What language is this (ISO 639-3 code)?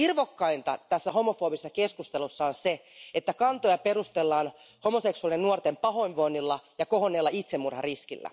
fin